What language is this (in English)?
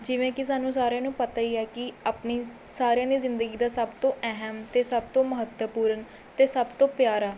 Punjabi